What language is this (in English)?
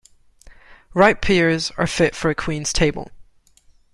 English